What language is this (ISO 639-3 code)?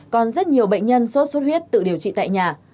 vie